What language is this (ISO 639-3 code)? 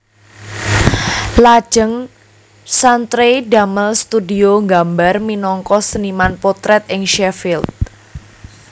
jav